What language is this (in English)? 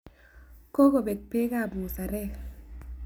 Kalenjin